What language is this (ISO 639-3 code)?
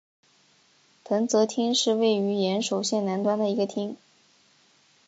zho